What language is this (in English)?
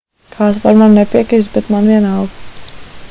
Latvian